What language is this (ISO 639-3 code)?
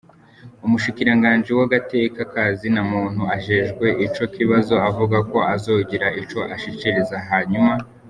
kin